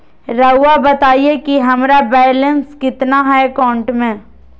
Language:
Magahi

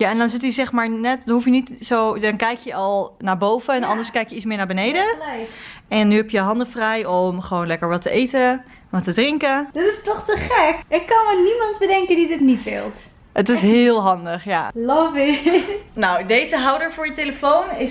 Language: Dutch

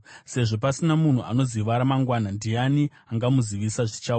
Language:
Shona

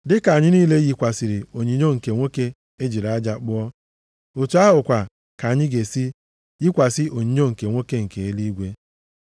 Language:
Igbo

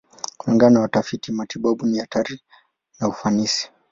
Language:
Swahili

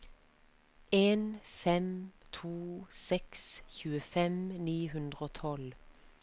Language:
Norwegian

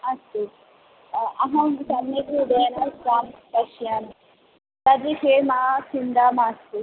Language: Sanskrit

